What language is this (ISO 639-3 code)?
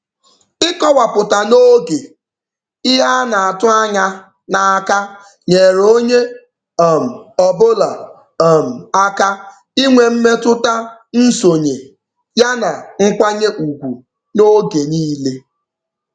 ibo